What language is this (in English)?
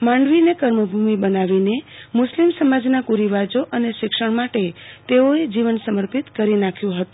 Gujarati